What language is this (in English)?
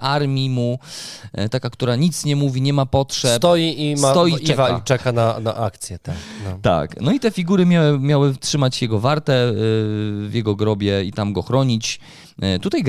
Polish